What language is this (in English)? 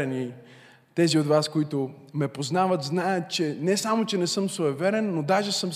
Bulgarian